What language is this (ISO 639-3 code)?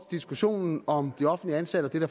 dan